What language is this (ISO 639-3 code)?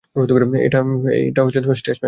ben